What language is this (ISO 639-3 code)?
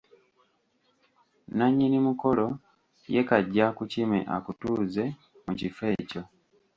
lug